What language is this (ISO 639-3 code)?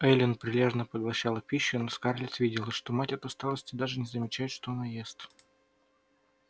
rus